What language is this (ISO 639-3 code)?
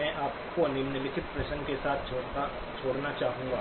hin